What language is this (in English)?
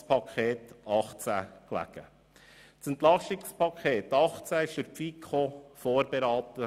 Swiss German